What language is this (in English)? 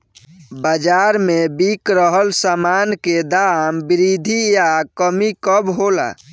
Bhojpuri